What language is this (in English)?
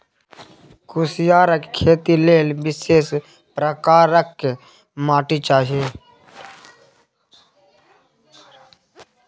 Maithili